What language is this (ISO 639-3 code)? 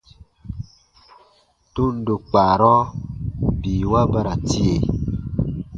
bba